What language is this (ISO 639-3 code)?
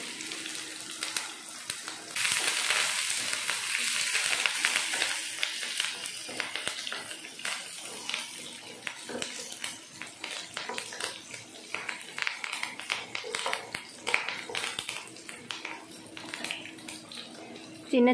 tam